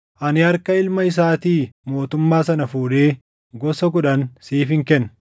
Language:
Oromo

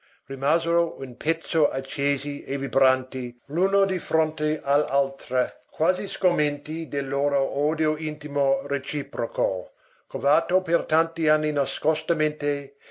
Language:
Italian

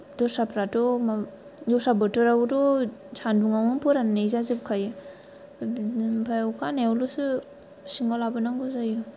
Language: Bodo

